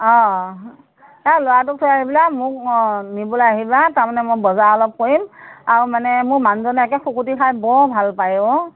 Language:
Assamese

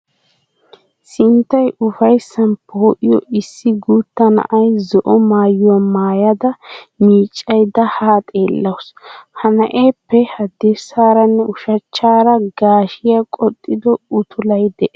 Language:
Wolaytta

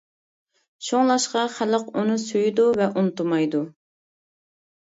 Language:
Uyghur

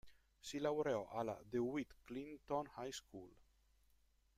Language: Italian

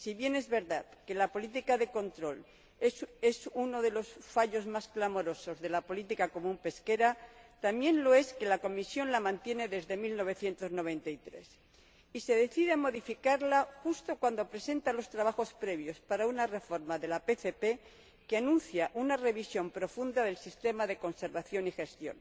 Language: Spanish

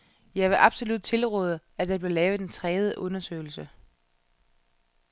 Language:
Danish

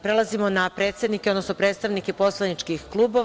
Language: Serbian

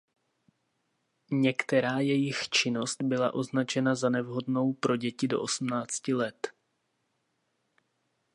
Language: Czech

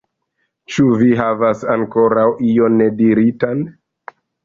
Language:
Esperanto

